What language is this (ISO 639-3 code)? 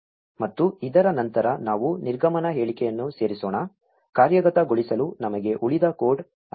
kan